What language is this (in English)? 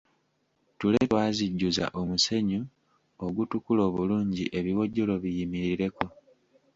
Ganda